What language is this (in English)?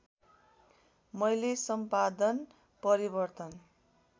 Nepali